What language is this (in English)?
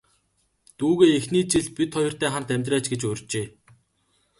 Mongolian